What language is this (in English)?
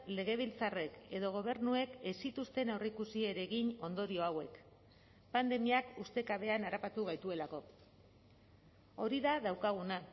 Basque